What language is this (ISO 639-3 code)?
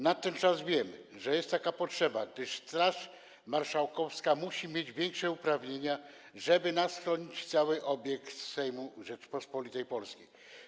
pol